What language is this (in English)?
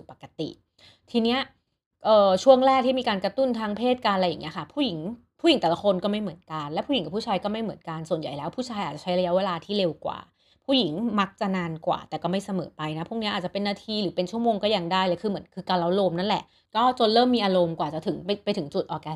Thai